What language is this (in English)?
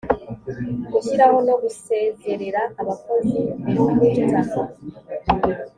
Kinyarwanda